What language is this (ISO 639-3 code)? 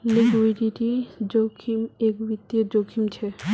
mag